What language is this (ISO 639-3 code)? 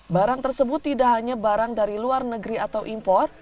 ind